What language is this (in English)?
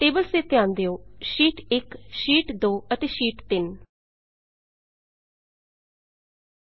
Punjabi